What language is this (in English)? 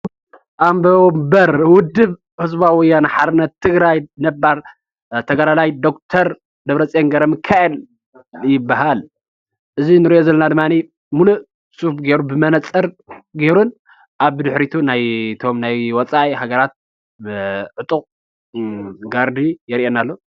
Tigrinya